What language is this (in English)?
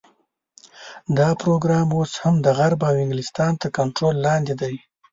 Pashto